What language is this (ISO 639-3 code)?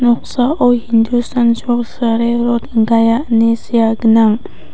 grt